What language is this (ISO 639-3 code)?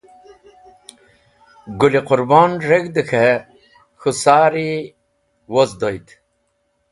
wbl